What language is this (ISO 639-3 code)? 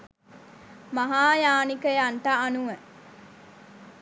sin